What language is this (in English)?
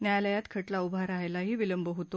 Marathi